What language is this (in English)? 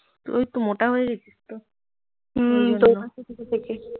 Bangla